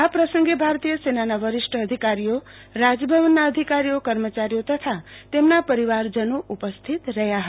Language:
Gujarati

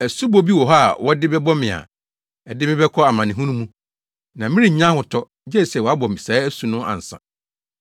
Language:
Akan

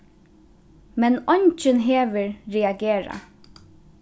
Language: Faroese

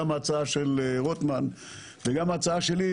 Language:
Hebrew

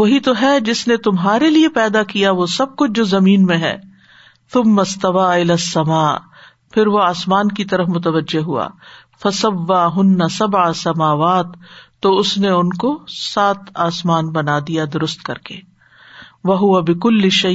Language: Urdu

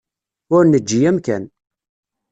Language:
Kabyle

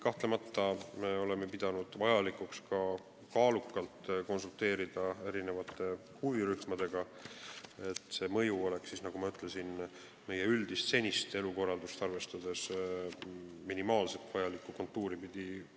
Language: Estonian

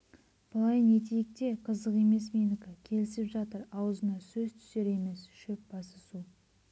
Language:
Kazakh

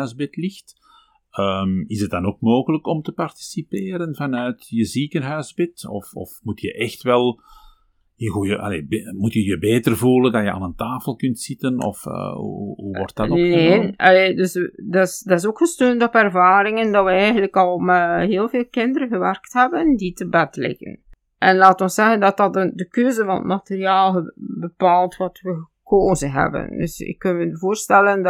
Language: Dutch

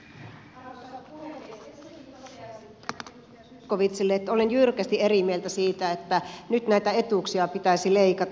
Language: Finnish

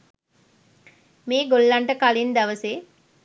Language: Sinhala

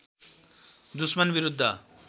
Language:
Nepali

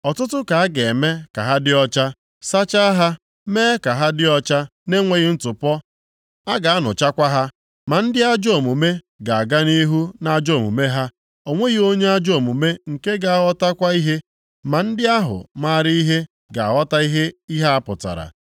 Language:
Igbo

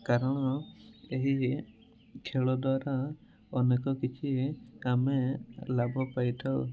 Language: Odia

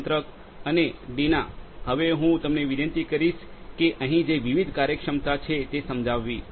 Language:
Gujarati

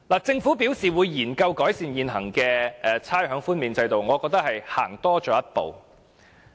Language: Cantonese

